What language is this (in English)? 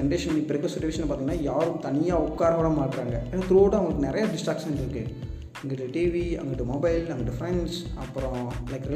Tamil